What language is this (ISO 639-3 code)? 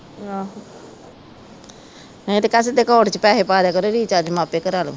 pan